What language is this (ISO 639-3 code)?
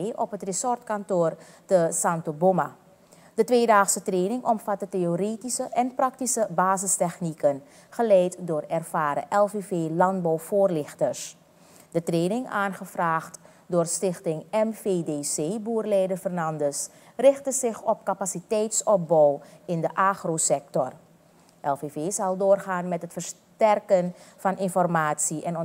nld